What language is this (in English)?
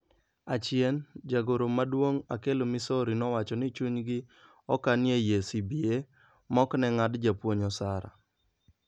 Luo (Kenya and Tanzania)